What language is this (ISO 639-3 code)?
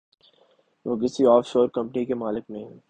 urd